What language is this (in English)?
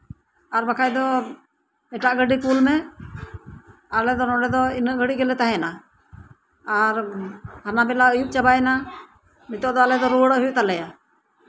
Santali